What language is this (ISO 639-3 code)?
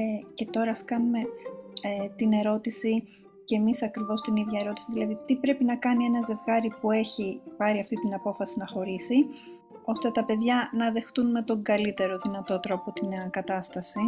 ell